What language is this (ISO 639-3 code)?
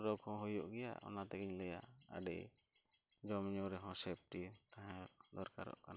sat